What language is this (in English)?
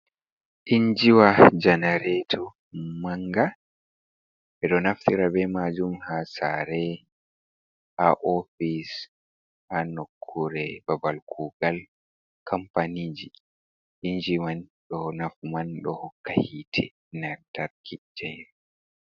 Fula